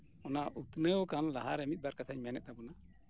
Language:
Santali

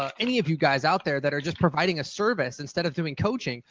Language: English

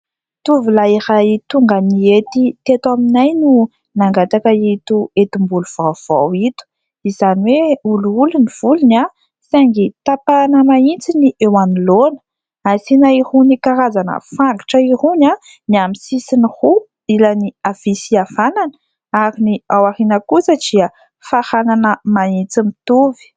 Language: Malagasy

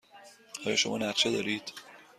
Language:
Persian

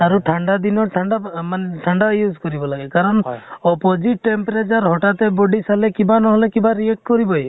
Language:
Assamese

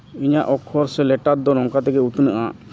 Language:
Santali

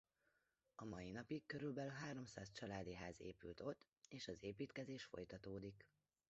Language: Hungarian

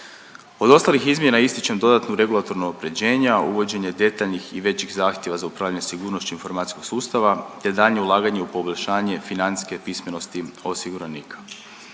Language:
Croatian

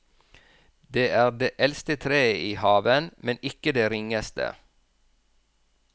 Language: Norwegian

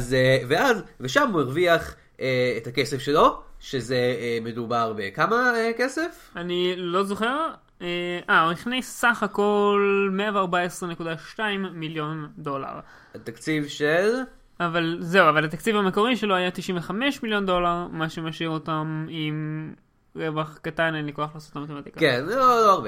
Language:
Hebrew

